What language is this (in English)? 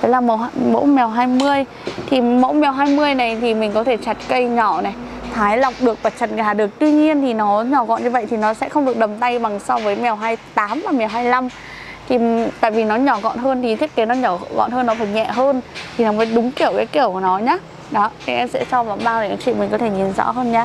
Vietnamese